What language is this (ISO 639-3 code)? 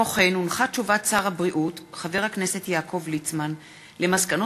heb